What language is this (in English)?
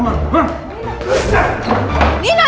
Indonesian